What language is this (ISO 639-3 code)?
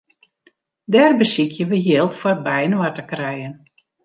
fry